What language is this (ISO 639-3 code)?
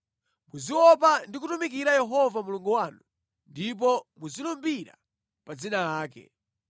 nya